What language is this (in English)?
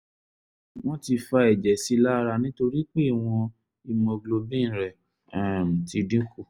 Yoruba